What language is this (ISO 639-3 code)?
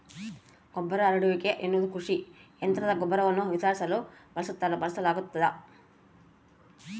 kan